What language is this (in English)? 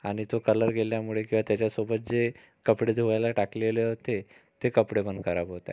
Marathi